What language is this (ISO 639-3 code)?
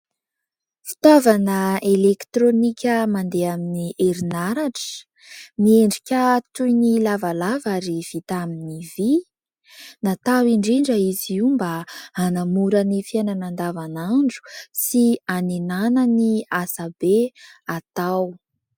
mlg